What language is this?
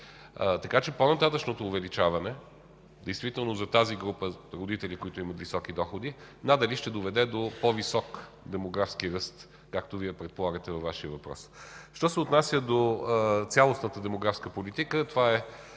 Bulgarian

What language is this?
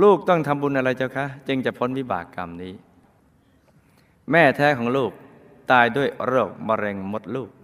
Thai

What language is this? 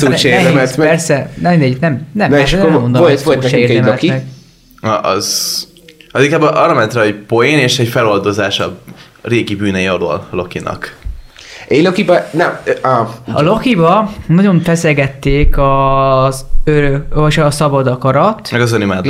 Hungarian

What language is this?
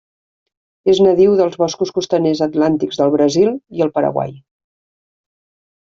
Catalan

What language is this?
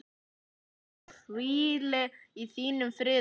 Icelandic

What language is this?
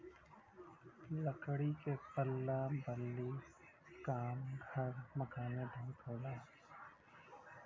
Bhojpuri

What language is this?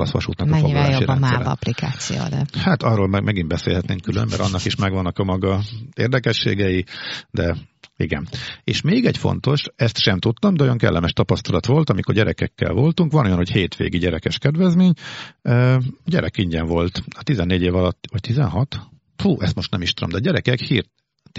Hungarian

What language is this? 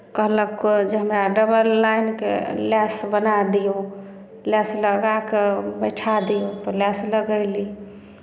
Maithili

